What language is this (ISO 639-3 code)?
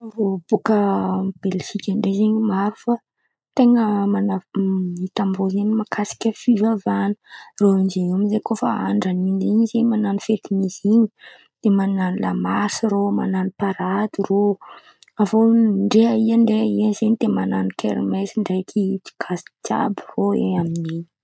xmv